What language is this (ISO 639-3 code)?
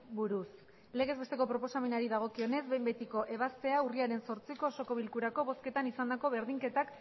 eus